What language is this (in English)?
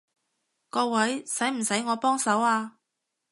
Cantonese